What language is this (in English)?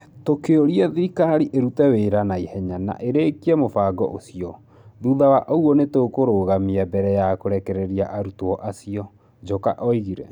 Kikuyu